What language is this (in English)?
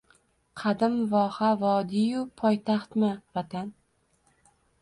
Uzbek